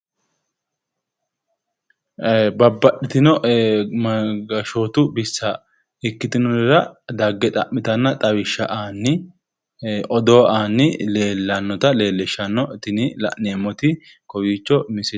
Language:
Sidamo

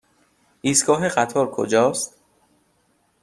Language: Persian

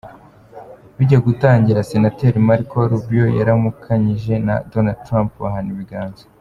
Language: Kinyarwanda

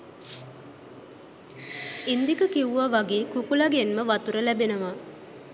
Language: Sinhala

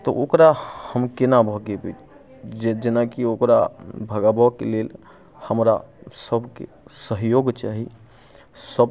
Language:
Maithili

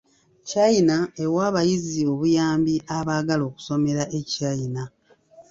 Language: Ganda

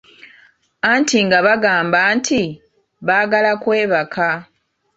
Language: Ganda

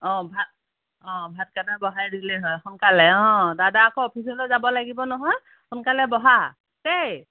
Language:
Assamese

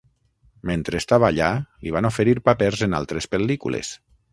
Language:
Catalan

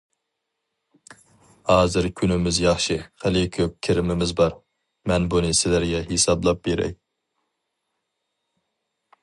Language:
Uyghur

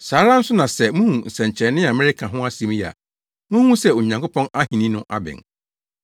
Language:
Akan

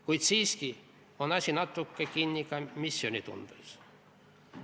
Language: Estonian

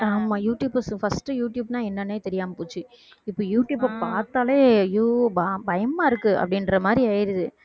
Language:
Tamil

